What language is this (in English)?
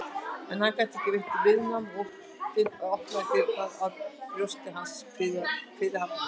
Icelandic